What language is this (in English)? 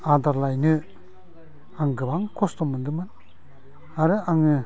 Bodo